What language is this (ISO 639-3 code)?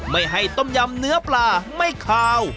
tha